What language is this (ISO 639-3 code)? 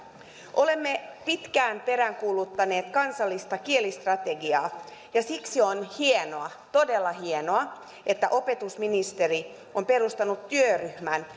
fin